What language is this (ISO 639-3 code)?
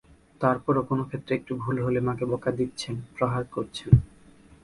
ben